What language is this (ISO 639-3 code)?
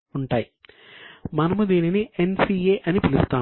tel